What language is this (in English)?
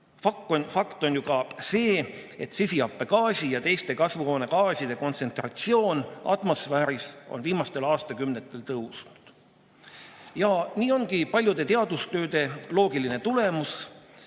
Estonian